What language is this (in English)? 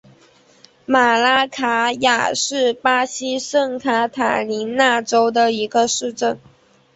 Chinese